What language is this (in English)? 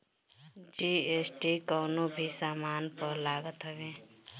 Bhojpuri